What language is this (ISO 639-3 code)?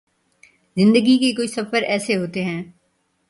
urd